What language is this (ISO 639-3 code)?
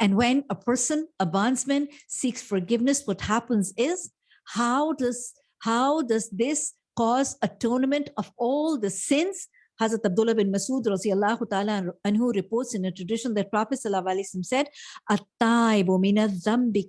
eng